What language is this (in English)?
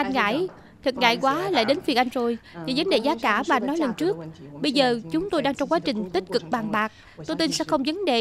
Vietnamese